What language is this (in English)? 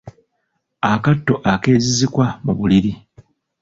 Ganda